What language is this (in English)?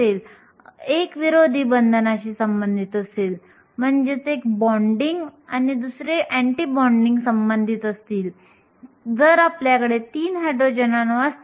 Marathi